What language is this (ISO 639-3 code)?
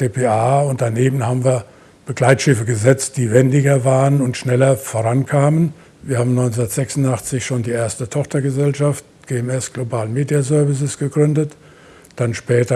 deu